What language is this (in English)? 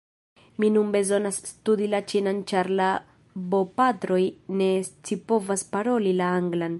Esperanto